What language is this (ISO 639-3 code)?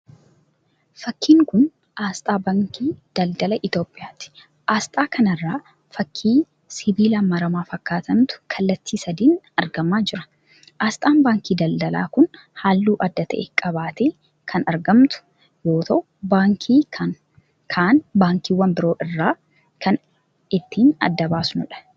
orm